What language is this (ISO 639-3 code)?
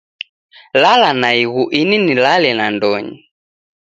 dav